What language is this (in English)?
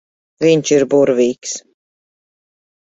Latvian